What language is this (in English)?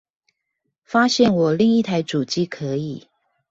Chinese